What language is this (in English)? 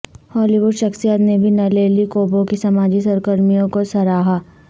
Urdu